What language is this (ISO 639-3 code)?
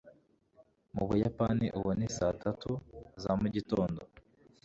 kin